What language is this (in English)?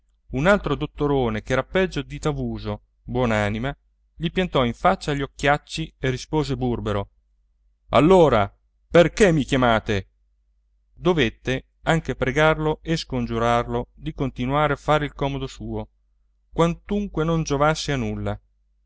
Italian